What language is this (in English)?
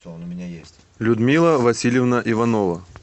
Russian